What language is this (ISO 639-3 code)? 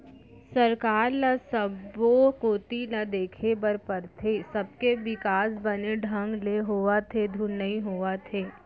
hne